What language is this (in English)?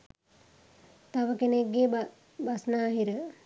Sinhala